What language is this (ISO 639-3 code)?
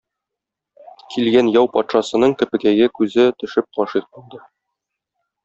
tat